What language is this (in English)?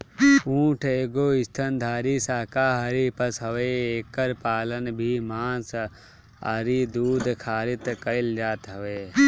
Bhojpuri